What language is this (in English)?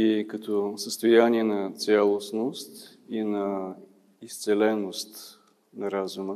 Bulgarian